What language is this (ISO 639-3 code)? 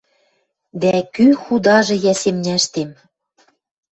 mrj